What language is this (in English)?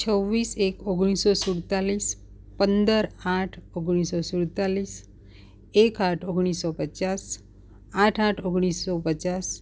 Gujarati